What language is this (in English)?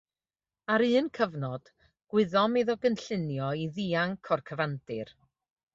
Welsh